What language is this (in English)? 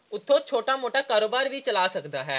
Punjabi